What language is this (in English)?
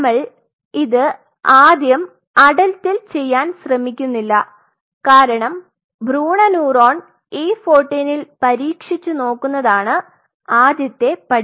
Malayalam